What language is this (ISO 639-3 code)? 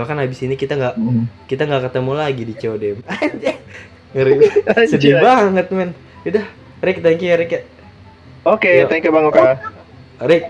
ind